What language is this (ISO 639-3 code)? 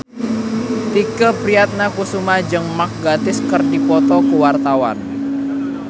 sun